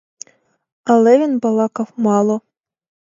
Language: Ukrainian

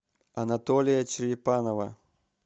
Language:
Russian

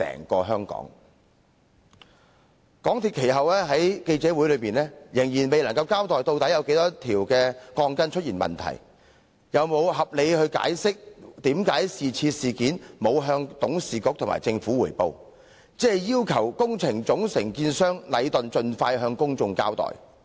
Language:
Cantonese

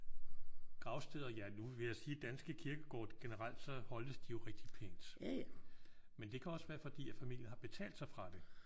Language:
Danish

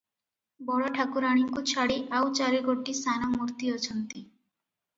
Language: Odia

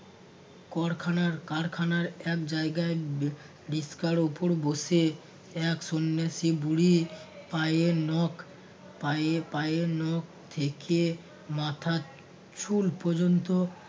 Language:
Bangla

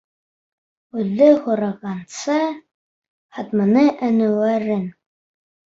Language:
Bashkir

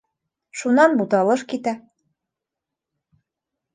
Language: Bashkir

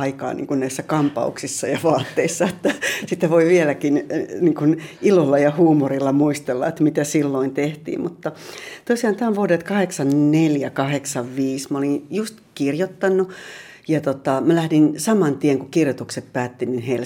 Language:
Finnish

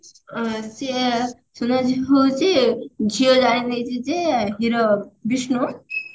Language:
Odia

